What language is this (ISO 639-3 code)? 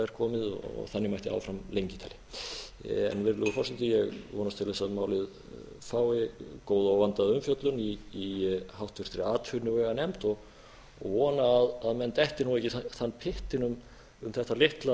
isl